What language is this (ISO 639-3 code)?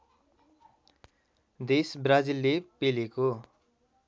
nep